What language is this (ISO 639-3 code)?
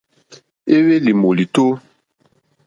bri